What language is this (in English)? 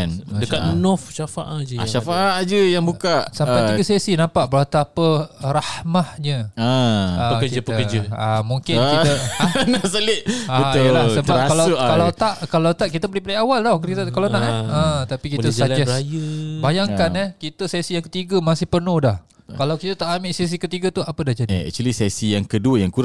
Malay